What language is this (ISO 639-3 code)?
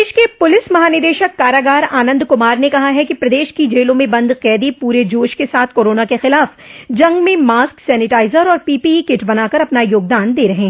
hin